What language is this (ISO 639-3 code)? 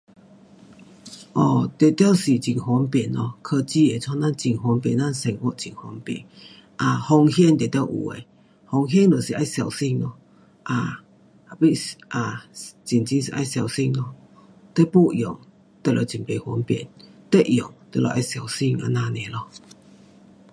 cpx